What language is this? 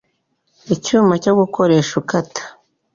Kinyarwanda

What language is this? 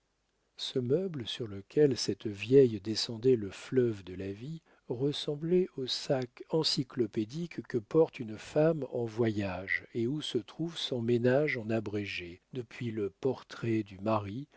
French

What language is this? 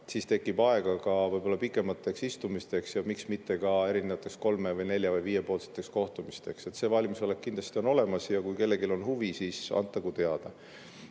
Estonian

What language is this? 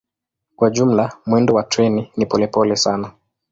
Swahili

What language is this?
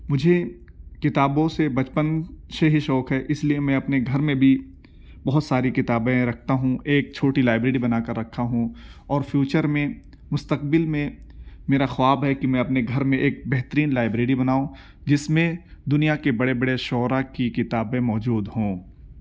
Urdu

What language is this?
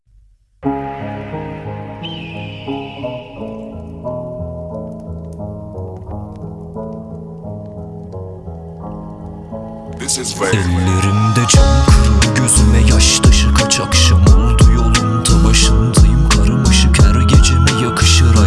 Turkish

